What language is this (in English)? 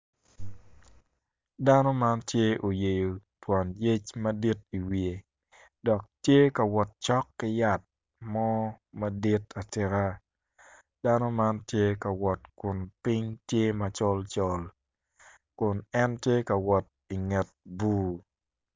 Acoli